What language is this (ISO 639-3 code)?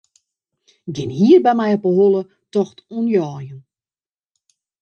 fry